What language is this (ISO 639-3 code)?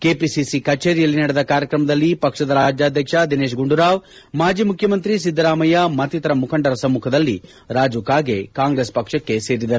kan